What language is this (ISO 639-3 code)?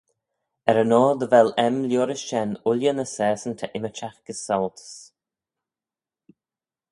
glv